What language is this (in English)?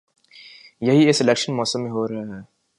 Urdu